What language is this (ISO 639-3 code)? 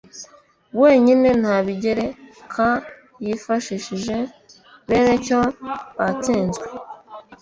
kin